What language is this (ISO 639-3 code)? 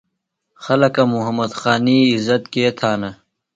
phl